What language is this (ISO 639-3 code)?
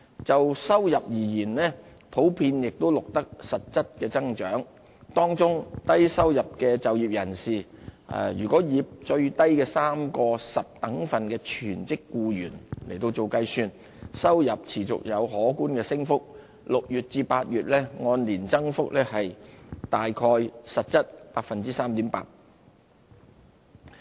yue